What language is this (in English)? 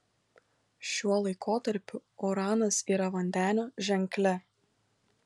Lithuanian